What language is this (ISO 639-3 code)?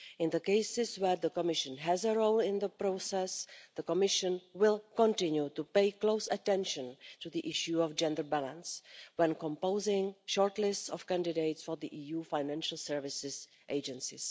eng